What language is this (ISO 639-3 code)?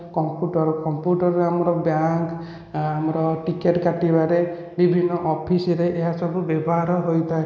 ori